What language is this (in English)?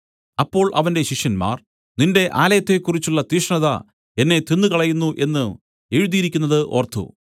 Malayalam